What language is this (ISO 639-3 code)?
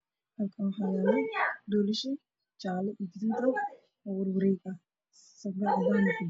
som